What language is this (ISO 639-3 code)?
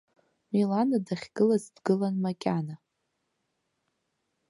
abk